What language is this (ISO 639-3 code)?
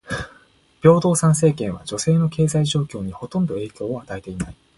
jpn